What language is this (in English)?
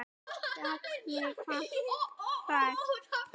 Icelandic